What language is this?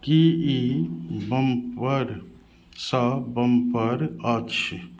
Maithili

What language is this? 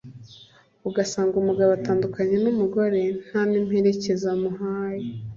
Kinyarwanda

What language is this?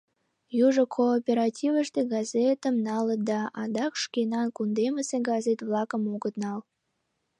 Mari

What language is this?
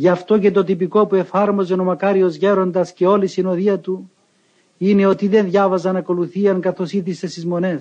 Greek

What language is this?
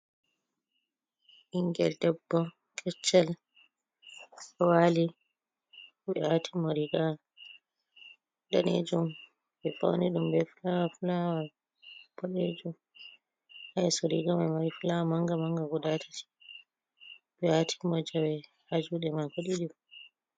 Fula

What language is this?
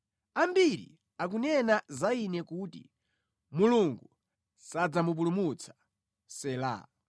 Nyanja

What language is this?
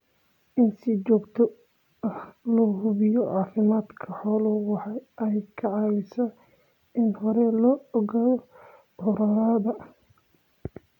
Somali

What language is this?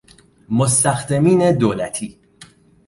Persian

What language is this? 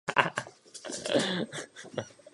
Czech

